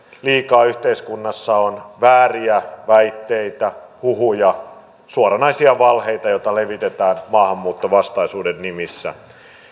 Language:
Finnish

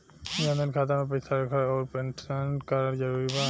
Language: Bhojpuri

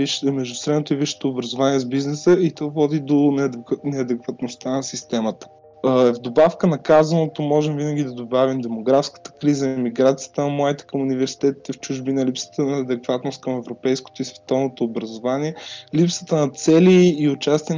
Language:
Bulgarian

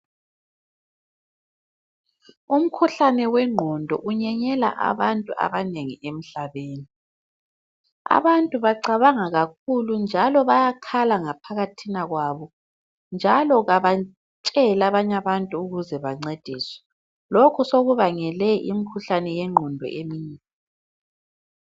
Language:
North Ndebele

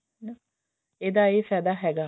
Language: Punjabi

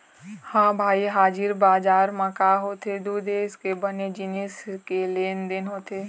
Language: Chhattisgarhi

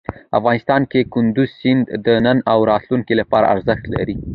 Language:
Pashto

